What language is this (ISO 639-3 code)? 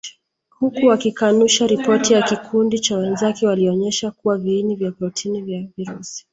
swa